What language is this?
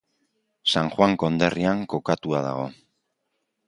Basque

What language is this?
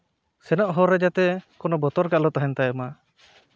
Santali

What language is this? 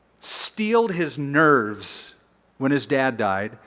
English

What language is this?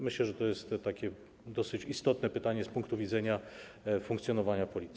Polish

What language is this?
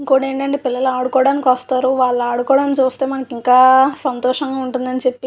Telugu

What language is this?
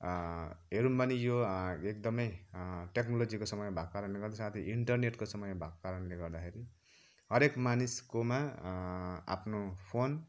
Nepali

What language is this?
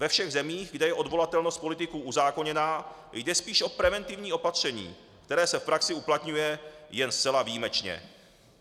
Czech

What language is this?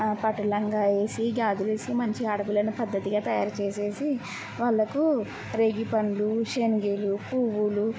Telugu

